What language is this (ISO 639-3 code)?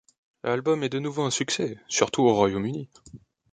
fra